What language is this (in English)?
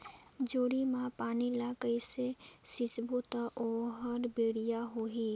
Chhattisgarhi